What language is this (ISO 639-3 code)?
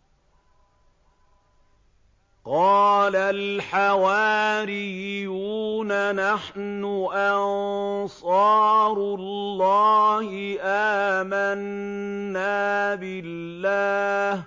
ara